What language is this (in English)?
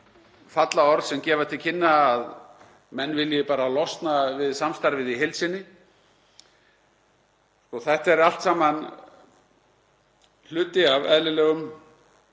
Icelandic